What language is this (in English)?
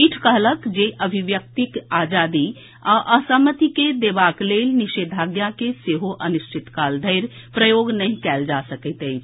Maithili